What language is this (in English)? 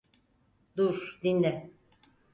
Turkish